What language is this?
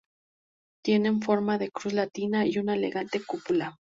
Spanish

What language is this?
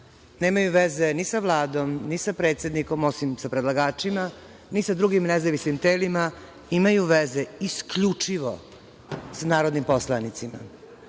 Serbian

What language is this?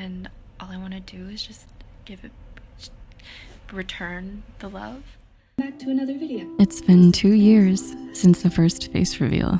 English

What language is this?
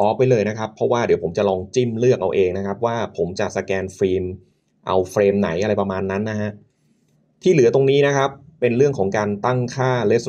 Thai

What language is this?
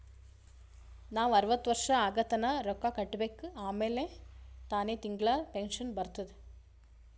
Kannada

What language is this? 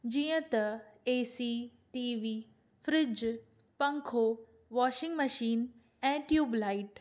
Sindhi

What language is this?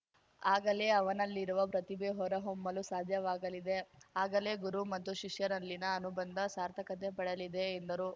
Kannada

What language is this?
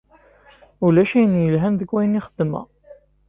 Kabyle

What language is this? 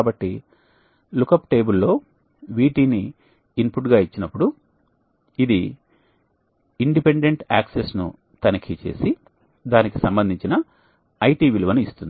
Telugu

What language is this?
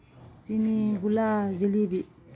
Manipuri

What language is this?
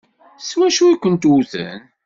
Kabyle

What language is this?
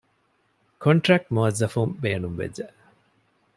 Divehi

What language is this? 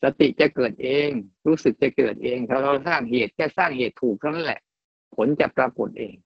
Thai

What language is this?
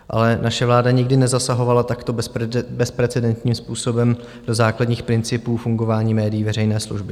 Czech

